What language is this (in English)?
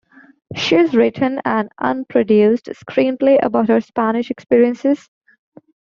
English